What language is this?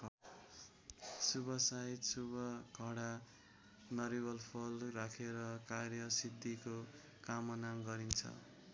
Nepali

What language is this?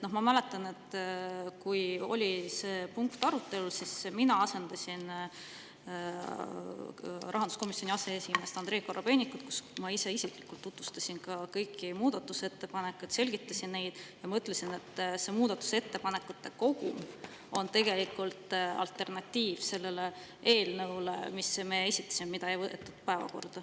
Estonian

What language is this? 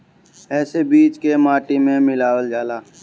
Bhojpuri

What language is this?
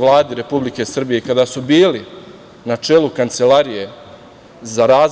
Serbian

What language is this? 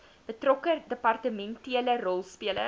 Afrikaans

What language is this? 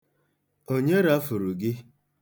Igbo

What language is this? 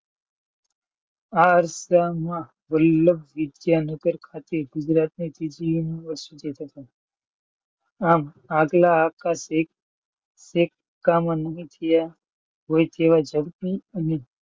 Gujarati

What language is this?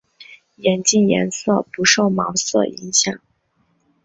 Chinese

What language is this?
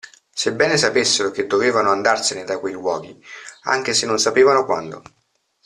Italian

